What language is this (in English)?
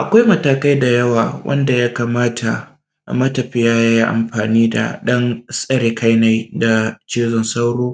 Hausa